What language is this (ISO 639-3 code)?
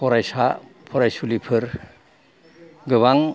brx